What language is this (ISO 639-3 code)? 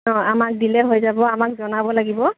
asm